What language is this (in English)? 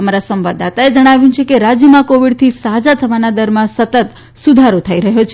Gujarati